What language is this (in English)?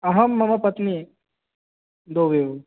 Sanskrit